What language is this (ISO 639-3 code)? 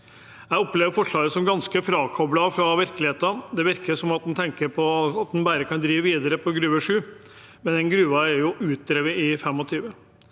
nor